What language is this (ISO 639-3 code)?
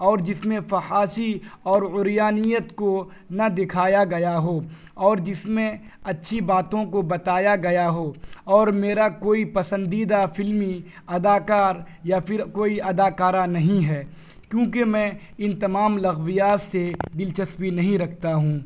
urd